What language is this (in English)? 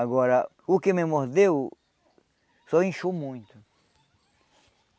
Portuguese